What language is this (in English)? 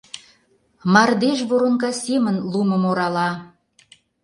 Mari